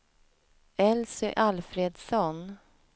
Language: Swedish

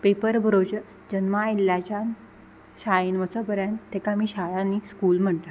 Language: Konkani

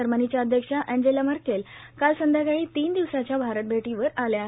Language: Marathi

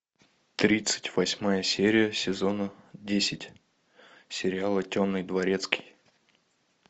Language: Russian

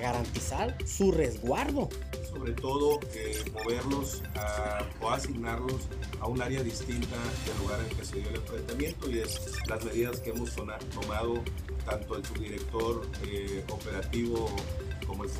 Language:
Spanish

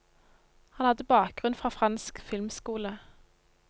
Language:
Norwegian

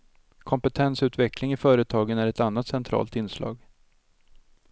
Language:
Swedish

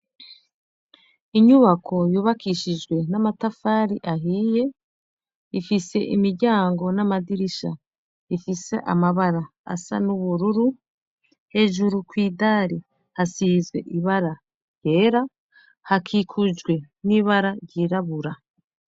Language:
Rundi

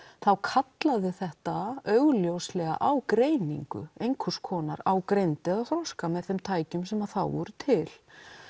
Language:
Icelandic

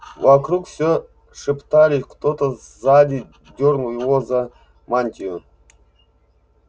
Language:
Russian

